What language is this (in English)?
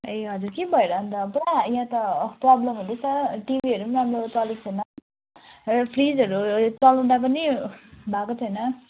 Nepali